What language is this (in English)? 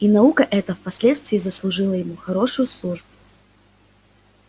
Russian